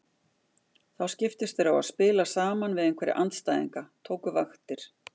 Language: Icelandic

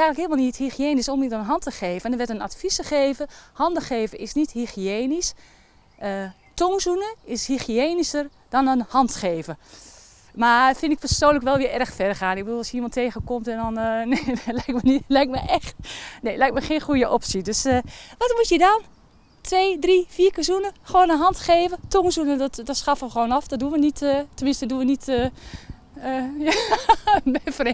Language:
Dutch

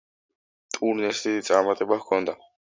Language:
Georgian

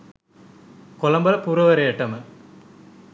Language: Sinhala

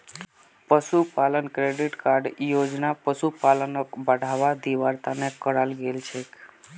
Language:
Magahi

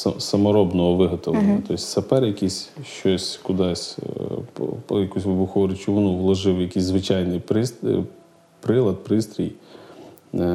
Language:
Ukrainian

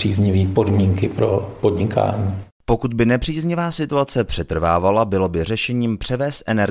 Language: Czech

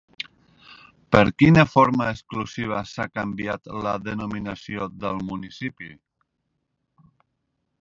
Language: Catalan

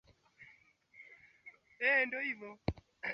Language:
Swahili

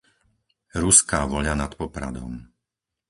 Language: Slovak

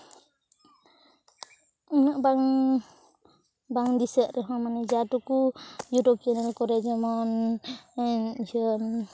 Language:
Santali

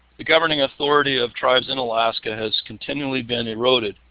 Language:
English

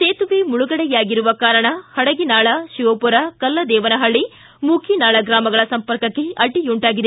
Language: Kannada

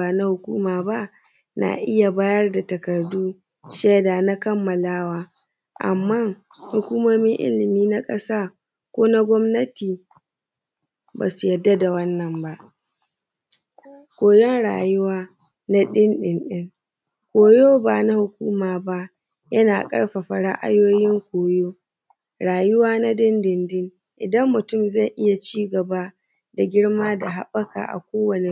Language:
Hausa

